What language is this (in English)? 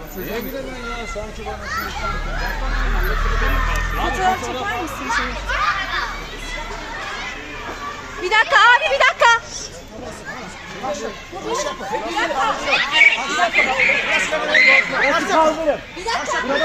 Turkish